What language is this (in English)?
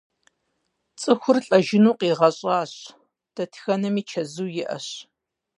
Kabardian